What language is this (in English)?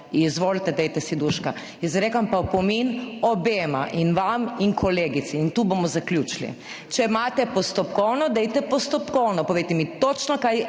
Slovenian